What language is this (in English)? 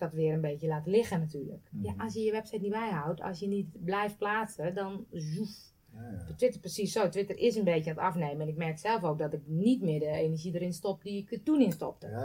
Dutch